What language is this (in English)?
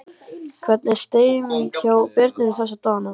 Icelandic